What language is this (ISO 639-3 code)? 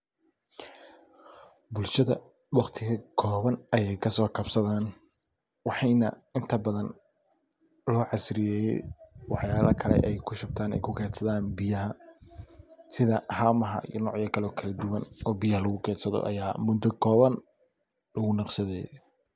som